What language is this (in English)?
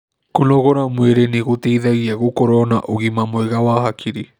Kikuyu